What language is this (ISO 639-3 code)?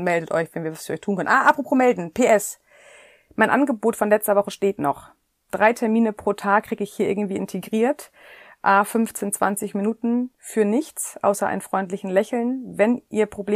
deu